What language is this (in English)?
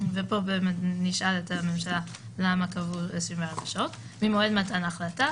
Hebrew